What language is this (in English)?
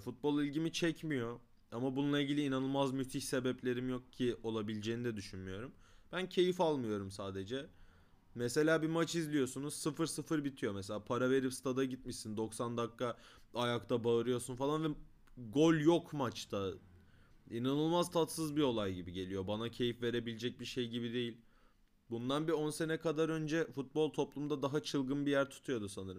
Turkish